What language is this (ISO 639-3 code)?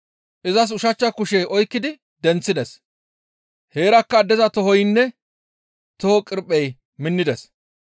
gmv